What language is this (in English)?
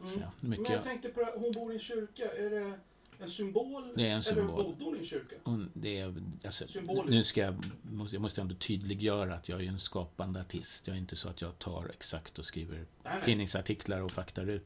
Swedish